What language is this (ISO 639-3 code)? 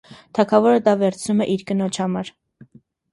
hye